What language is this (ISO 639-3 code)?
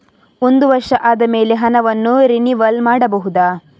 kan